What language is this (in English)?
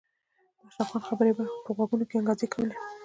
Pashto